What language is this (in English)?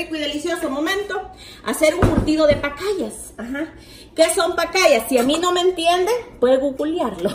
Spanish